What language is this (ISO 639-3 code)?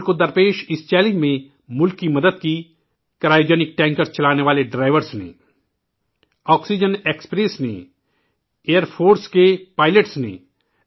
urd